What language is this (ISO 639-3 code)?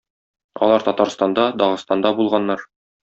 tat